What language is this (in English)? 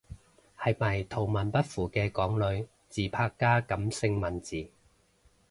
Cantonese